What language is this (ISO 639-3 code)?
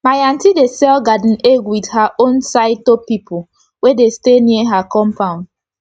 pcm